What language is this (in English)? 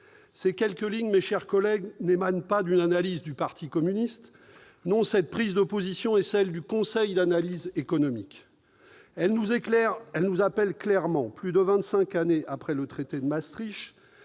French